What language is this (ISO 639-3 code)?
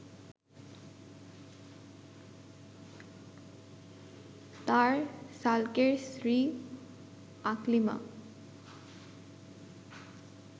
ben